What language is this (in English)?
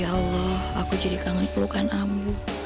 Indonesian